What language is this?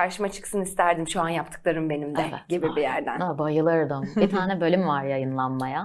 Turkish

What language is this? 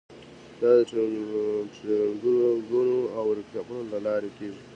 Pashto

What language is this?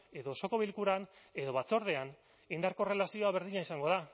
Basque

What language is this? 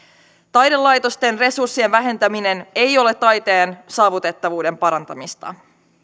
Finnish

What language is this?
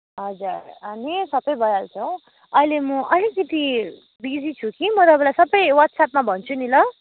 Nepali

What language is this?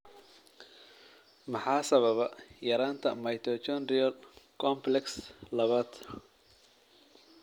Somali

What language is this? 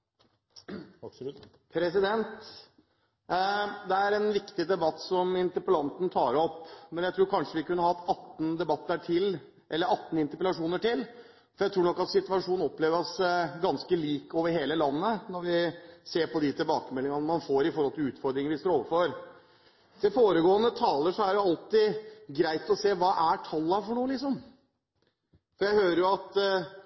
Norwegian Bokmål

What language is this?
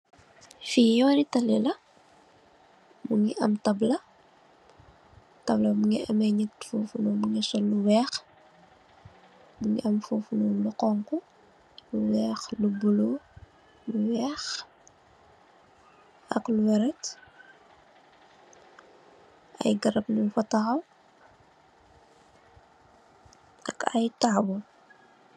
Wolof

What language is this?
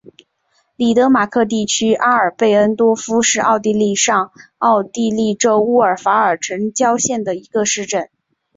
Chinese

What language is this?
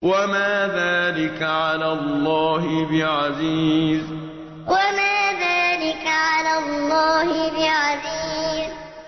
Arabic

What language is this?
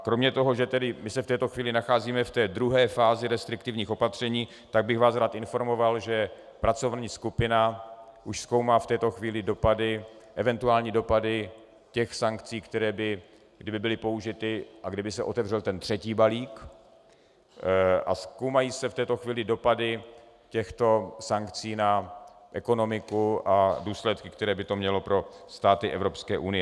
Czech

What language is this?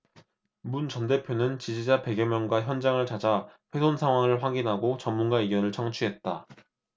Korean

